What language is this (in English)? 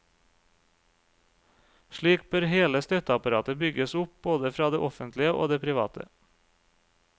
Norwegian